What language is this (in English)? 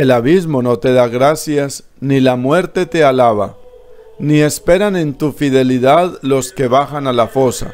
Spanish